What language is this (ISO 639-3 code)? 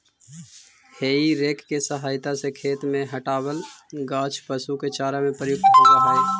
mag